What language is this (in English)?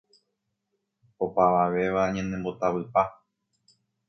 Guarani